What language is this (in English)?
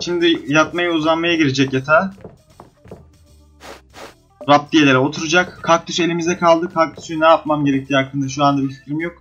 Turkish